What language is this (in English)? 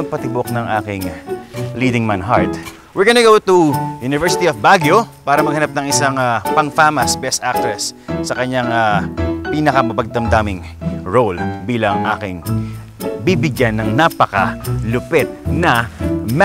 Filipino